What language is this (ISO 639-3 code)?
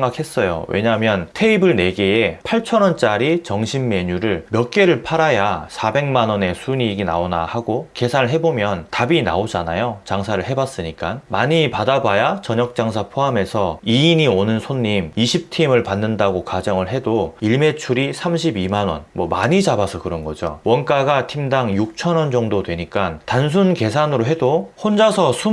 kor